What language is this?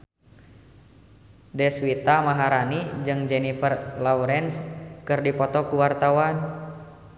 Sundanese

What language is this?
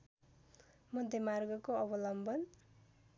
Nepali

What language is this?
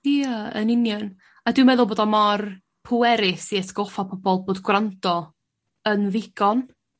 Welsh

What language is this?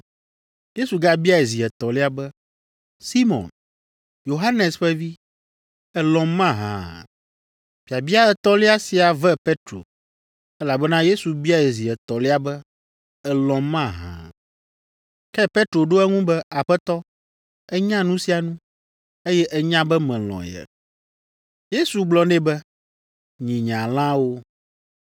Ewe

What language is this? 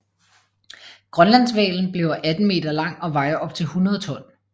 Danish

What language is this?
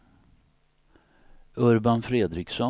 Swedish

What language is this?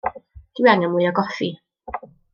Welsh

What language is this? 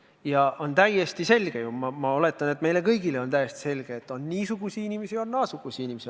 Estonian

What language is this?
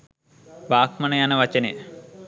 Sinhala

